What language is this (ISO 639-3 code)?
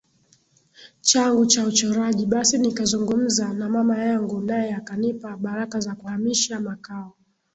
swa